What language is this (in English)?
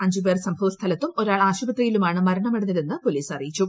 Malayalam